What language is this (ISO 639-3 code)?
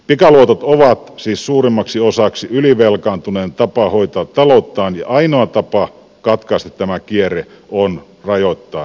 fin